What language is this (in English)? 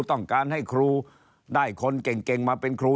Thai